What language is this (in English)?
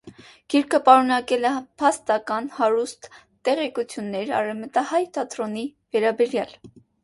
Armenian